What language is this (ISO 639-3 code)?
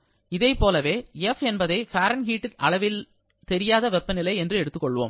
tam